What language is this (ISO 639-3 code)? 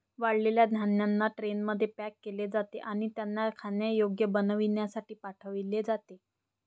mar